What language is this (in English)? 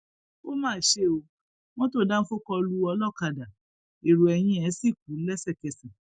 Yoruba